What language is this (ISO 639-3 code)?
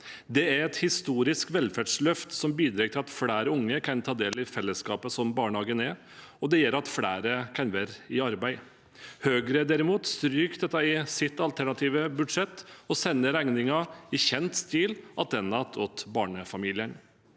nor